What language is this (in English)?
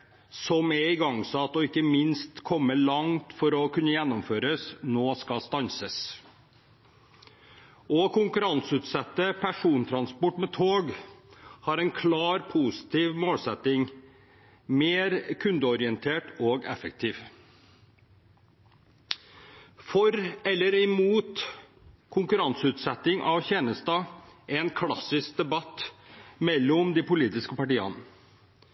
Norwegian Bokmål